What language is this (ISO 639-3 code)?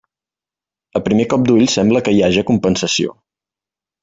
cat